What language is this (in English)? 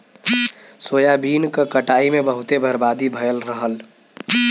Bhojpuri